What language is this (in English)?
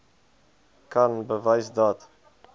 Afrikaans